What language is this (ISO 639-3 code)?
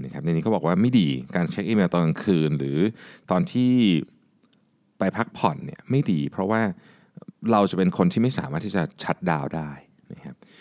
tha